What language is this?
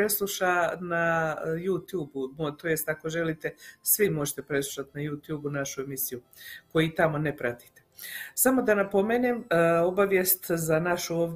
Croatian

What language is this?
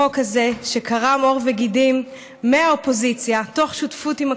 Hebrew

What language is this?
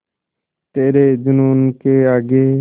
Hindi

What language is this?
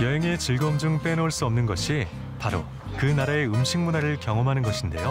Korean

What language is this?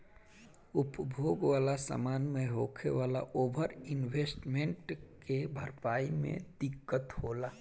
Bhojpuri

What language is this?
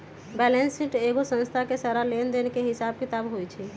Magahi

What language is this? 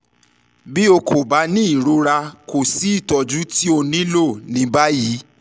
Yoruba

